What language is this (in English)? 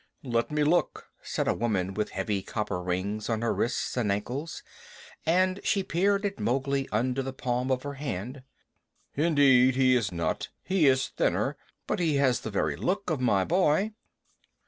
English